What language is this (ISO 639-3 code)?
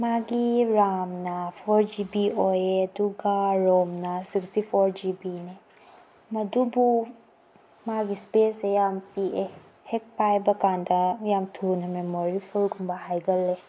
mni